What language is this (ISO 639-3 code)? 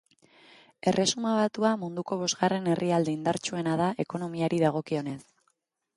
eus